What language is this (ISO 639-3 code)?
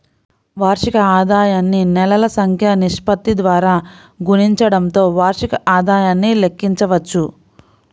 tel